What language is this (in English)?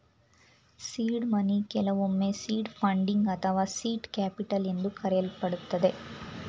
Kannada